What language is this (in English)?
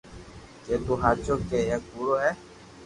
Loarki